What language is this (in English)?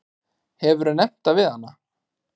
Icelandic